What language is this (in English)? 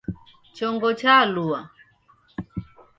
Taita